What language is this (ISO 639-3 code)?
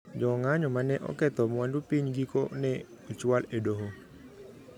luo